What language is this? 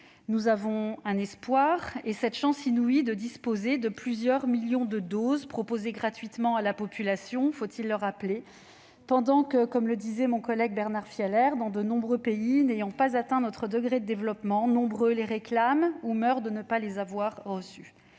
French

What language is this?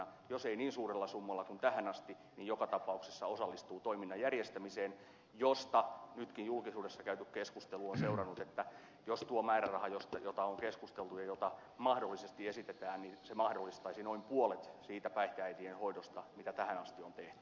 Finnish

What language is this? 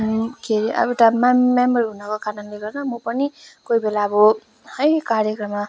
Nepali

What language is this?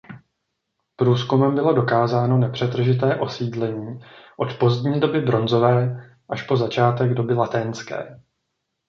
Czech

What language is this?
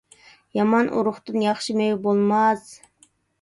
Uyghur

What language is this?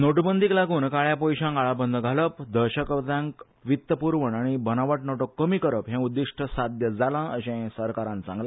Konkani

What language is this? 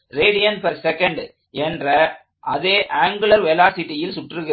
Tamil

